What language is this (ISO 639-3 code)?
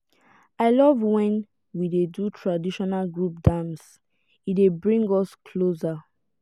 pcm